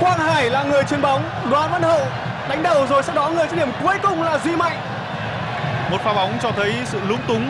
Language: Vietnamese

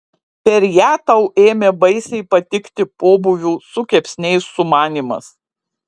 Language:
Lithuanian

